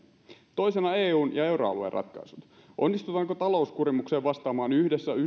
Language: Finnish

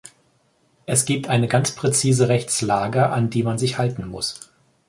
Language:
German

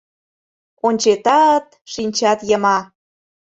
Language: Mari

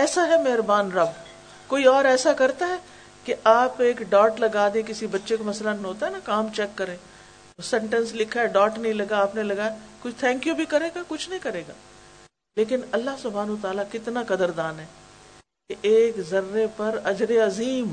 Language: Urdu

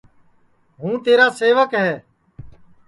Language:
Sansi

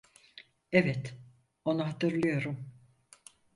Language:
Turkish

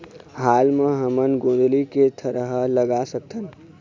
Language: Chhattisgarhi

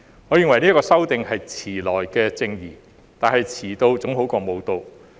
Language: Cantonese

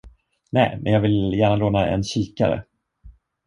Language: Swedish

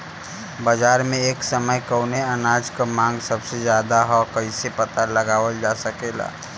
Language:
Bhojpuri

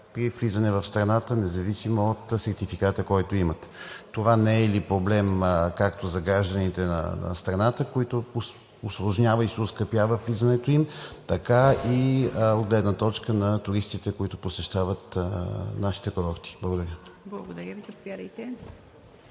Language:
Bulgarian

